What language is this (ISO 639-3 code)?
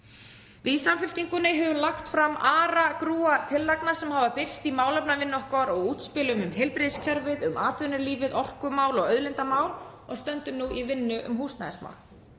isl